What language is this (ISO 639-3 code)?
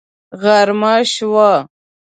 pus